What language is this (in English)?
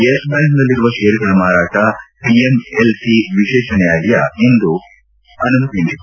Kannada